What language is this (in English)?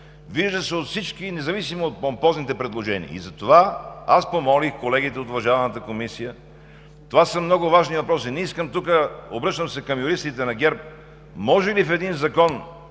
Bulgarian